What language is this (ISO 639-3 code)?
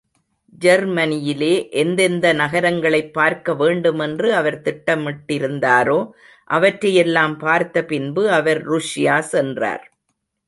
tam